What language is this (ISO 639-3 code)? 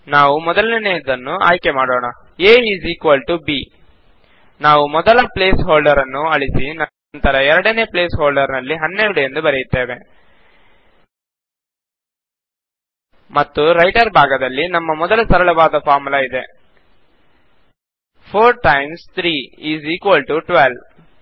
kan